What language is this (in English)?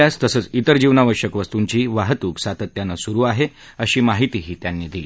Marathi